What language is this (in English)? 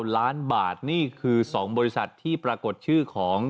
Thai